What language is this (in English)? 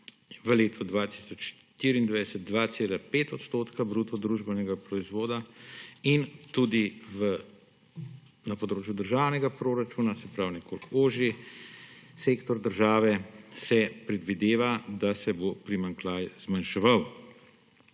Slovenian